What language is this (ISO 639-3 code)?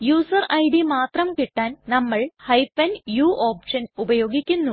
mal